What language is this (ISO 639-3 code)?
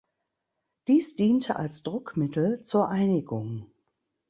deu